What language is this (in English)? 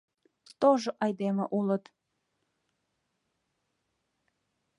Mari